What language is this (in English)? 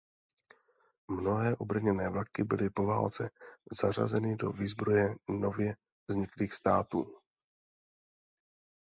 Czech